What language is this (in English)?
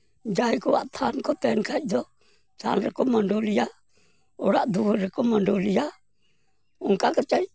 Santali